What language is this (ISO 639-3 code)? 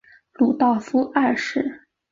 zho